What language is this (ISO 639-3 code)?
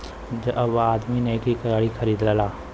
bho